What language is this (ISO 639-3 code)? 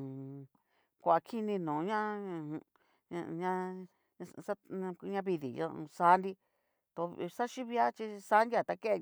miu